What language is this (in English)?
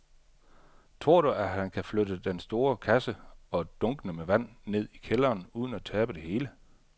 Danish